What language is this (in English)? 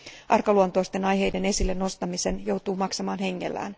Finnish